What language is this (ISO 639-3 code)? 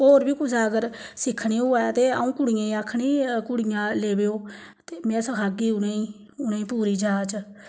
doi